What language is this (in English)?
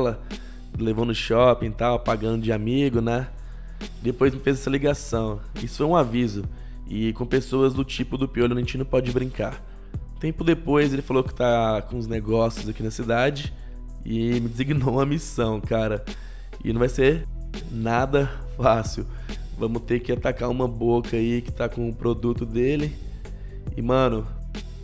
Portuguese